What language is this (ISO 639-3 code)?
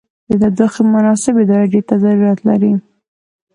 pus